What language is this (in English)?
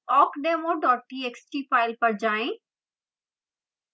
Hindi